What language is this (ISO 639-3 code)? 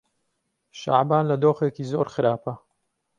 ckb